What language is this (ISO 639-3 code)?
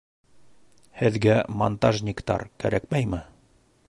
bak